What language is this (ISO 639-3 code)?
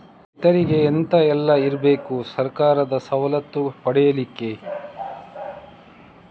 kan